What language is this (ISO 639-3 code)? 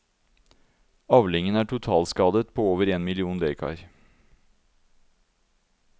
nor